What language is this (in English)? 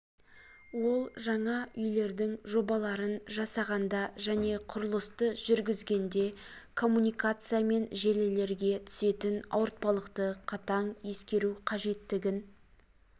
Kazakh